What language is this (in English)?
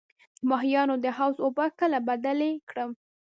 Pashto